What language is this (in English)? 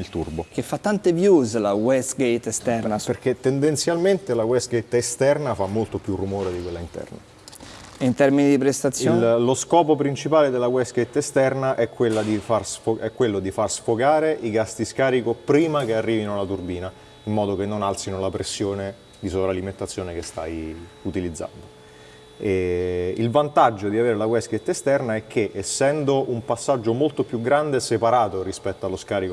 Italian